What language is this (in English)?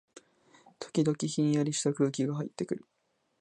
Japanese